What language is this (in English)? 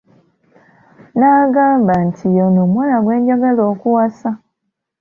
Ganda